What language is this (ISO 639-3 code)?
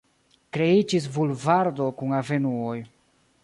epo